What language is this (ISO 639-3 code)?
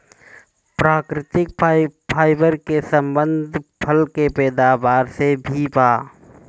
bho